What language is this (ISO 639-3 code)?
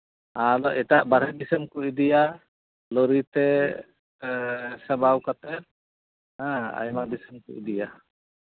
sat